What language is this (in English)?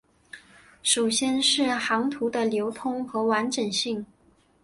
Chinese